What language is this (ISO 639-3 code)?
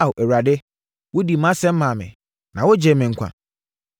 aka